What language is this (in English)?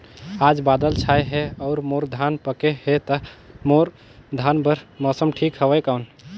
Chhattisgarhi